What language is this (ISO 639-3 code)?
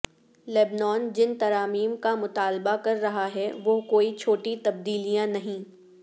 urd